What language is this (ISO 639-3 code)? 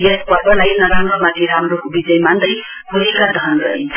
nep